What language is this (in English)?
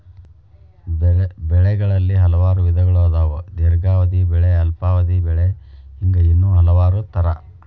Kannada